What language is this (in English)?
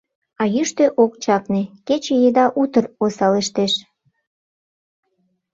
Mari